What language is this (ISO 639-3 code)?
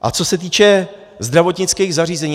ces